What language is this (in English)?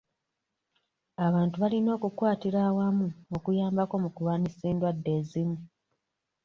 Ganda